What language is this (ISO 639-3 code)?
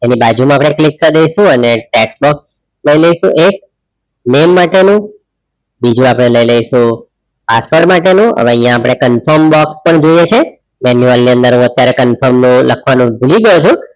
guj